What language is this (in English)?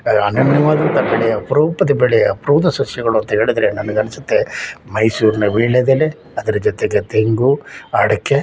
Kannada